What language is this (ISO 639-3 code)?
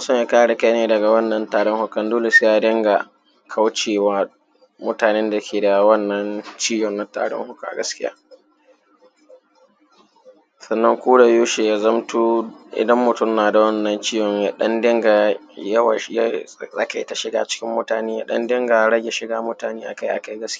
hau